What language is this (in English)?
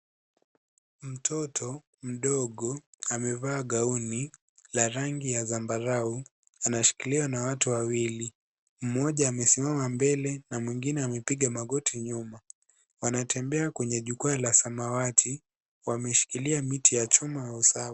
Swahili